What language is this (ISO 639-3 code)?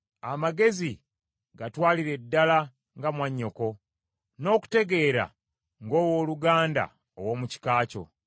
lug